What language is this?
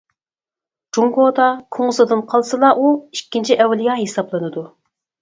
Uyghur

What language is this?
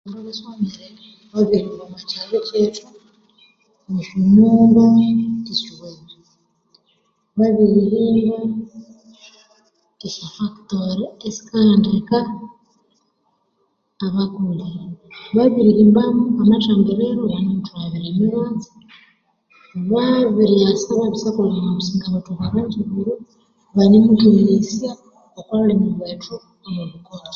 Konzo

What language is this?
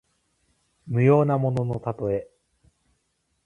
Japanese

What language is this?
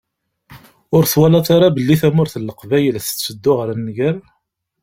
Kabyle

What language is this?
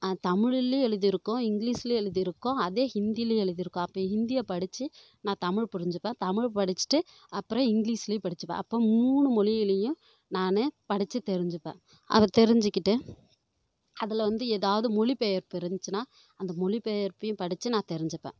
Tamil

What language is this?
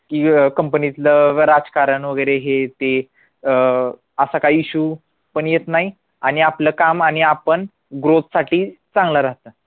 Marathi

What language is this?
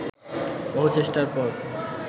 Bangla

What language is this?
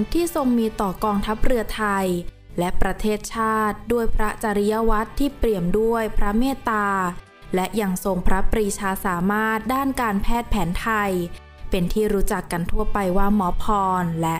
Thai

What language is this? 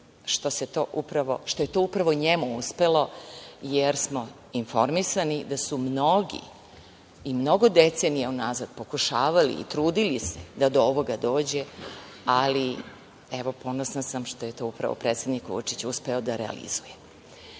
Serbian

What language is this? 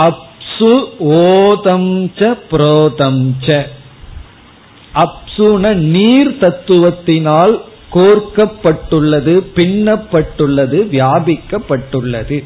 Tamil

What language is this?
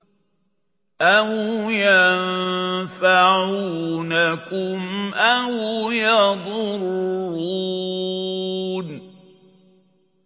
Arabic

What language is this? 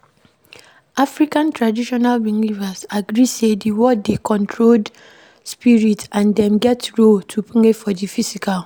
Nigerian Pidgin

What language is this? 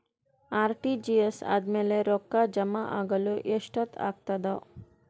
Kannada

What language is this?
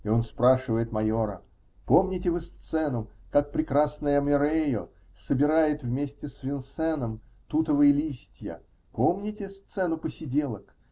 Russian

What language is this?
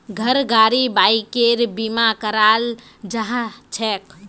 Magahi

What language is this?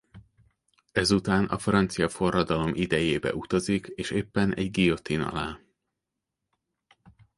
Hungarian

